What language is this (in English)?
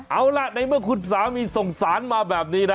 Thai